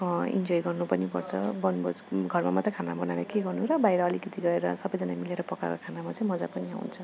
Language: Nepali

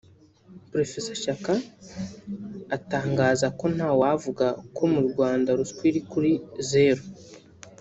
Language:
Kinyarwanda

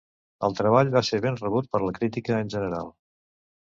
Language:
Catalan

